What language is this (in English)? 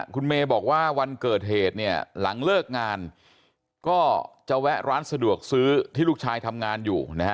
Thai